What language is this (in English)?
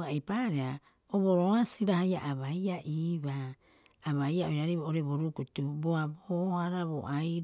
Rapoisi